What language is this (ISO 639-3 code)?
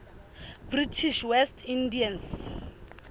sot